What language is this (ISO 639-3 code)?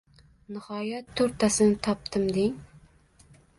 uzb